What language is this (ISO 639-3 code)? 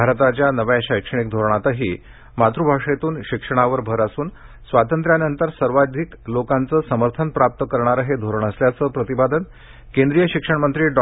mar